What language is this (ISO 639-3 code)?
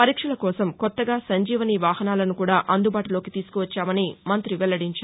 tel